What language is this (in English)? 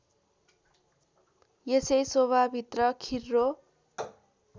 Nepali